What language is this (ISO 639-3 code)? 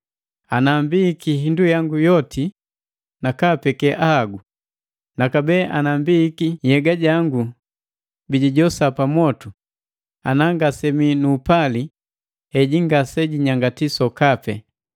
mgv